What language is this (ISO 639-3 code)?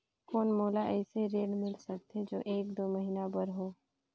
hne